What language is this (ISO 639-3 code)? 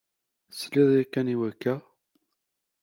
kab